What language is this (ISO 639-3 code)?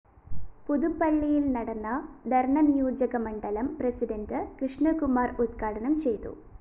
mal